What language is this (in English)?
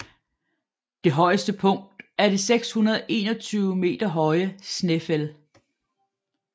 Danish